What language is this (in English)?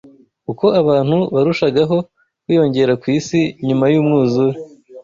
Kinyarwanda